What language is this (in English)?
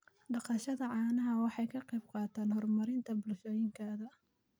Somali